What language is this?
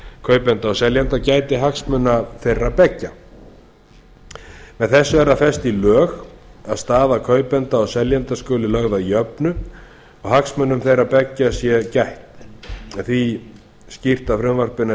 Icelandic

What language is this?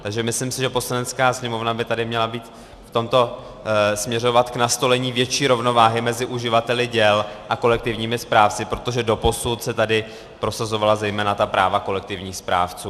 Czech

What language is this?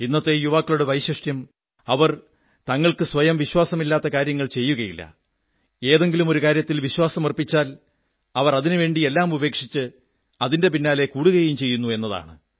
Malayalam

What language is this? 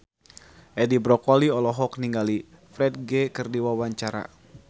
Sundanese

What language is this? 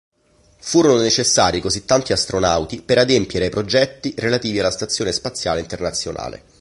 Italian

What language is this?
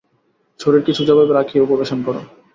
Bangla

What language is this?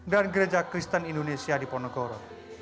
Indonesian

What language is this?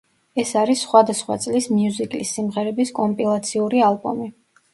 Georgian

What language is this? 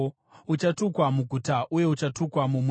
Shona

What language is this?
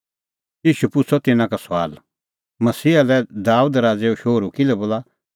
Kullu Pahari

